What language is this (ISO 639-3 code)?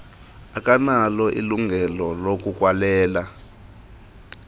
xho